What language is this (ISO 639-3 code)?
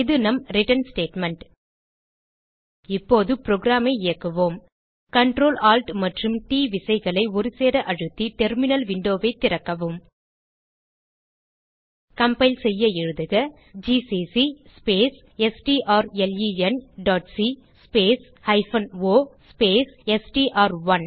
tam